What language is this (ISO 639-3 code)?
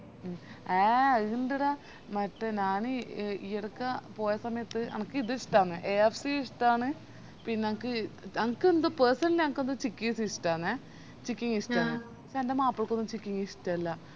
mal